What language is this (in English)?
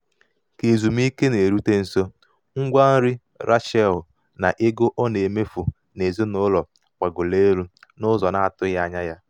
Igbo